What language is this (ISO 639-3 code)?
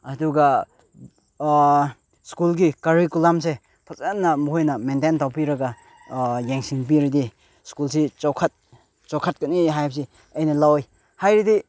mni